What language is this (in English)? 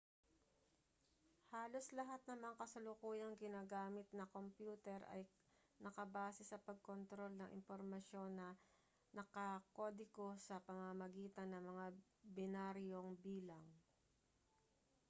Filipino